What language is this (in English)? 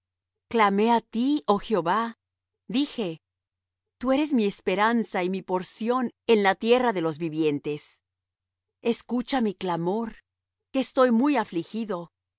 Spanish